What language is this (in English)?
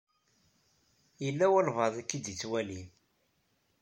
Kabyle